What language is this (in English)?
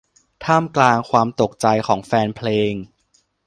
Thai